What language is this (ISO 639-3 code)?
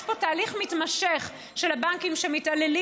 heb